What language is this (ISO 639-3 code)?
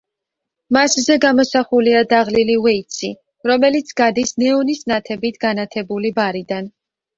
kat